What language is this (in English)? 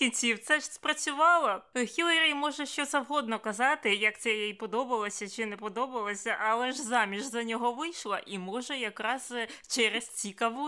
Ukrainian